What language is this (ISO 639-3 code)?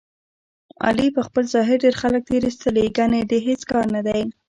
pus